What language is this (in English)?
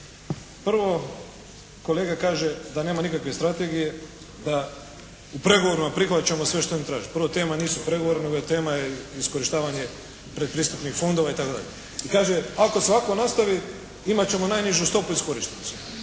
Croatian